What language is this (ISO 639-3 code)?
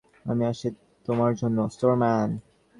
ben